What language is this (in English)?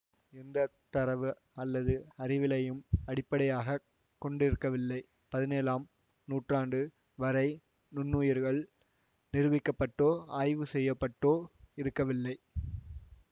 Tamil